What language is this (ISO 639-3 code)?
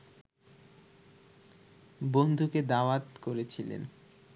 ben